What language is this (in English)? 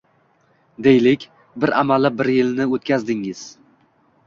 Uzbek